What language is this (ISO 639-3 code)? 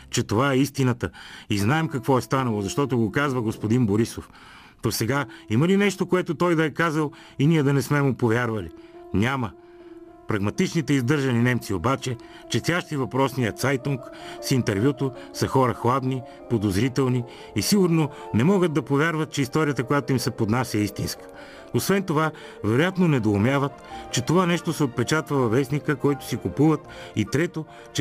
bul